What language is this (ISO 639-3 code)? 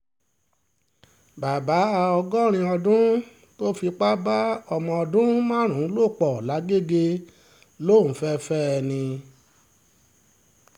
yor